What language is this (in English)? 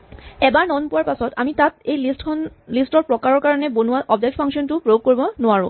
Assamese